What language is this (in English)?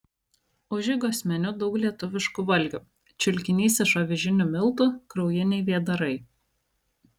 Lithuanian